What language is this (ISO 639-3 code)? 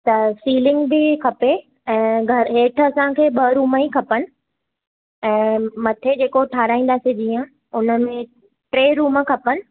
snd